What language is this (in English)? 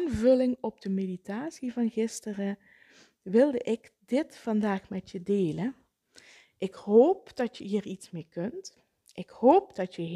Dutch